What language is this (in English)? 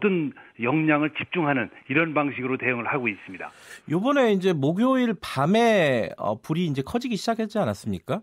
Korean